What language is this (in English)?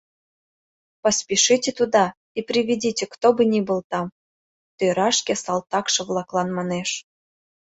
Mari